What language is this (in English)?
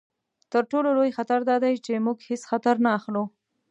Pashto